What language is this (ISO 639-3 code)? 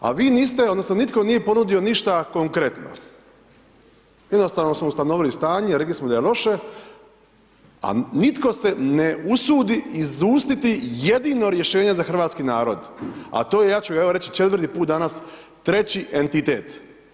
hrv